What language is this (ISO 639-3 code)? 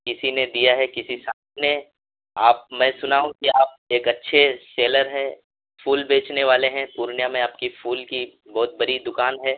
urd